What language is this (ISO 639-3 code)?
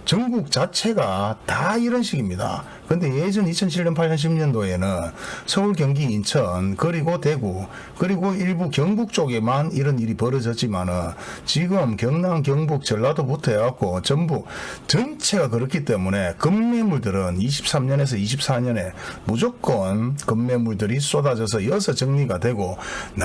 kor